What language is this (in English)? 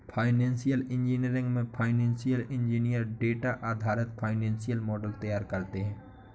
Hindi